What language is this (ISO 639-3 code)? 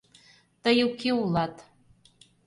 chm